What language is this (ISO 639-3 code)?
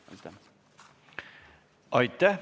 est